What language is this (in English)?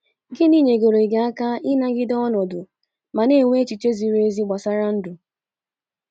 Igbo